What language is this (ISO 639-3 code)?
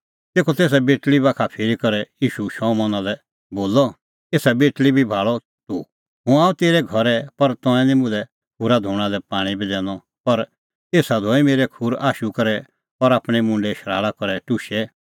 kfx